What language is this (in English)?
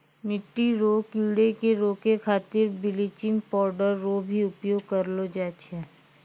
Maithili